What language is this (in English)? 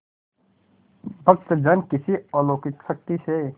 Hindi